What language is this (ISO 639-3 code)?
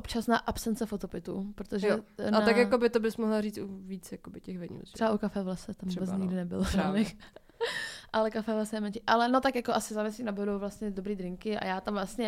ces